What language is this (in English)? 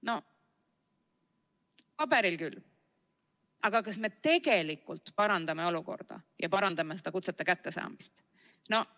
Estonian